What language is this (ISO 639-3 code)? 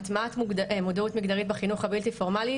heb